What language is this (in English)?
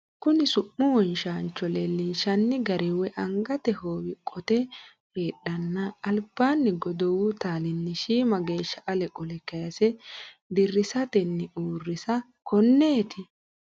Sidamo